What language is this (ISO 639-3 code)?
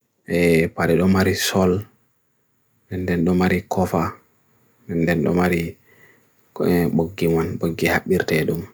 fui